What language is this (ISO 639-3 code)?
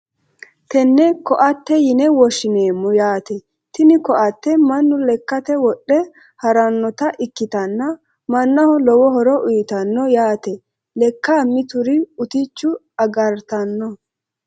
sid